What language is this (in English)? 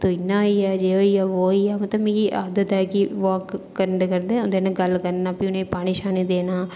Dogri